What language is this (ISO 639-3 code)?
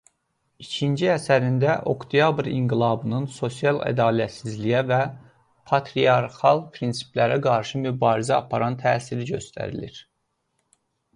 aze